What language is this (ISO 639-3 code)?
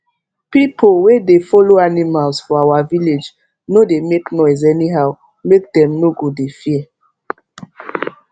pcm